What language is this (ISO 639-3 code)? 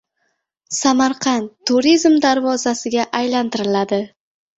uzb